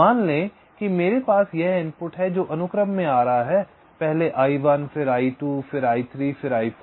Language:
Hindi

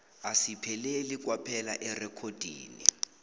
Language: South Ndebele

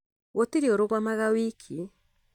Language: Kikuyu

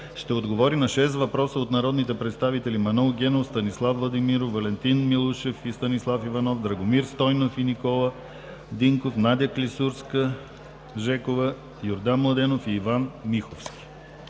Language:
Bulgarian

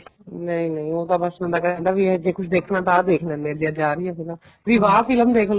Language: Punjabi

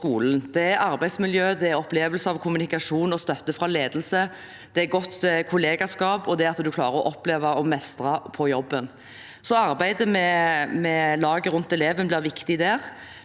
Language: Norwegian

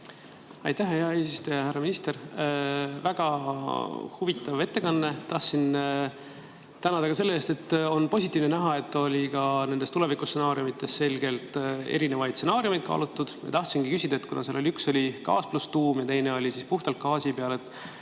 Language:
Estonian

